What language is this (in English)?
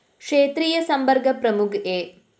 Malayalam